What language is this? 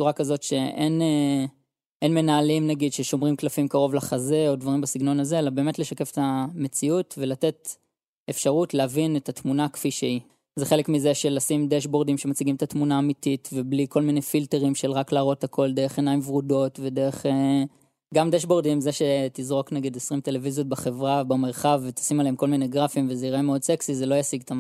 Hebrew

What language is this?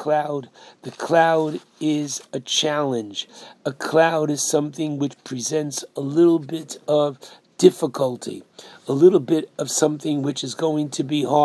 English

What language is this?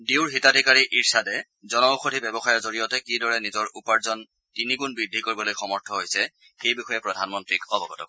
Assamese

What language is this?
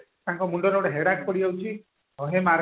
Odia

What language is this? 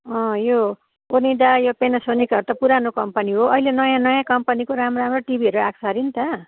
Nepali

